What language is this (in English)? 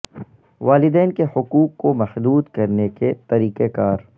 Urdu